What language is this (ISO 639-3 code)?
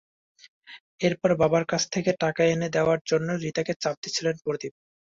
ben